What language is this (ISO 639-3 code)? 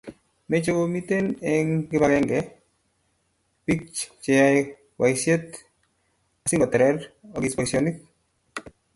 kln